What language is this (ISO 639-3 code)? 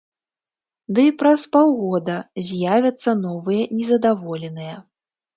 bel